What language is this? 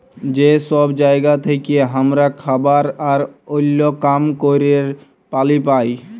Bangla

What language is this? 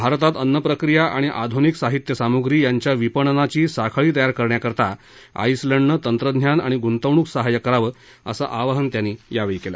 Marathi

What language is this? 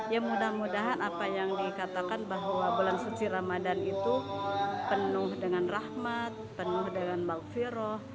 Indonesian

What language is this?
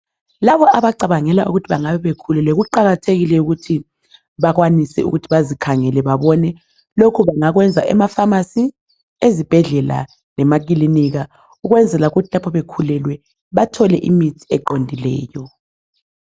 North Ndebele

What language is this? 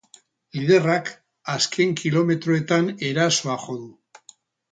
Basque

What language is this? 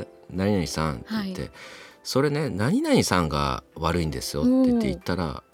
Japanese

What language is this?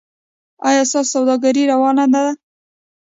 Pashto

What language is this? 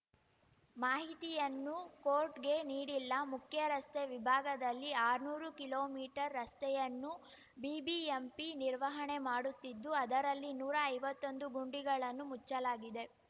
Kannada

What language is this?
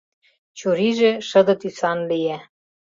Mari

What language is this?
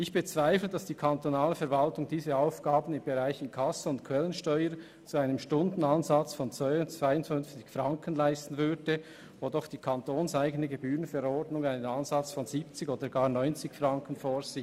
Swiss German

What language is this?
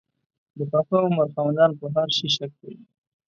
Pashto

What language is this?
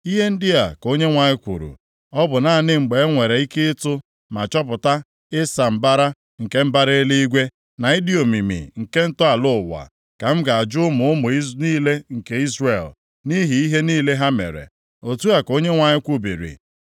Igbo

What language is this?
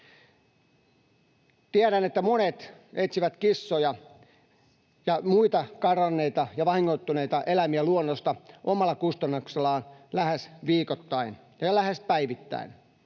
Finnish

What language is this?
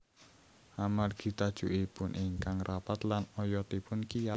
Javanese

